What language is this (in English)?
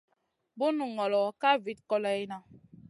Masana